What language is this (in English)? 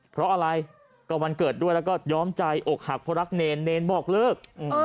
Thai